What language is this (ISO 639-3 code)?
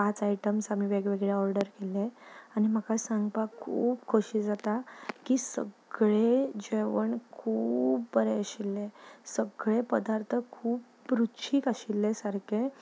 kok